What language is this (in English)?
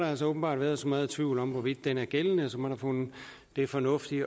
Danish